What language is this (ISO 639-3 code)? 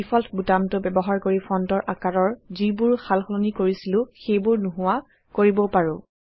asm